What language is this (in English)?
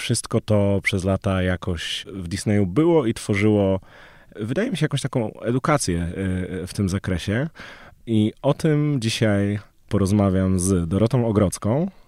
Polish